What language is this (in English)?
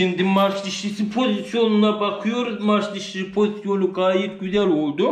Turkish